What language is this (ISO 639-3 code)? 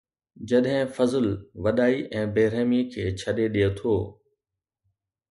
snd